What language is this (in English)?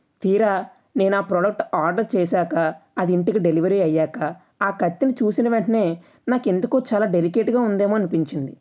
Telugu